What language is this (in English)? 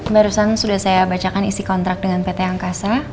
Indonesian